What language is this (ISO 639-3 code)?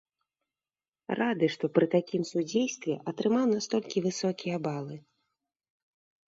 bel